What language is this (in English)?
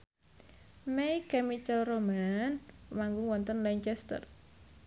Javanese